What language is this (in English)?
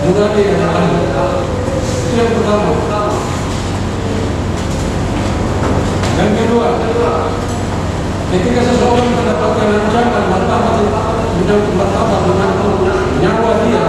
Indonesian